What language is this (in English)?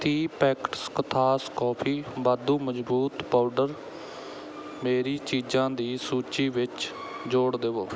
Punjabi